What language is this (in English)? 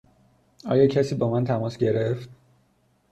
Persian